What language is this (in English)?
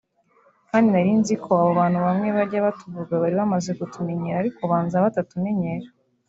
Kinyarwanda